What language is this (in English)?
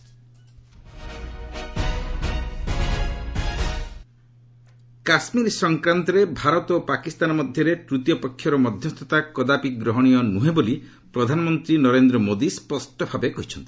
Odia